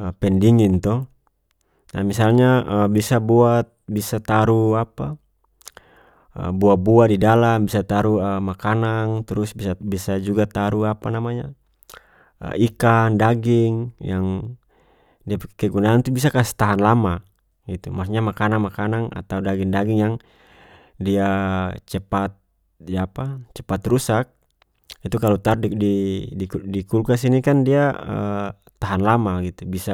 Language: North Moluccan Malay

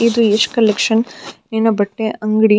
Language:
Kannada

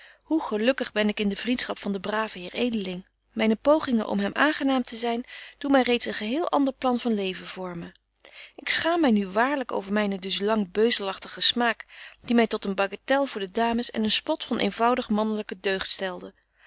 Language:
Dutch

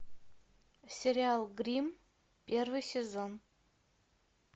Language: Russian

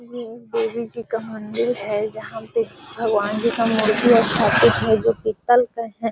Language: Magahi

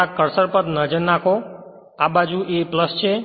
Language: Gujarati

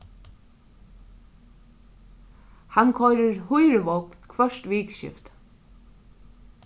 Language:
Faroese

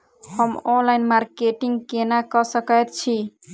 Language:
Maithili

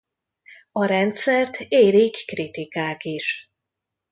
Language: Hungarian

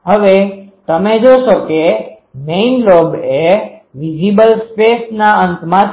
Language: Gujarati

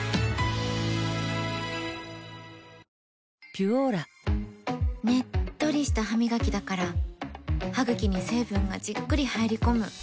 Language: Japanese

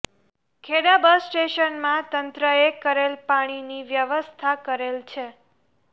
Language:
Gujarati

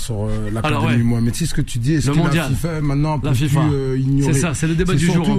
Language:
French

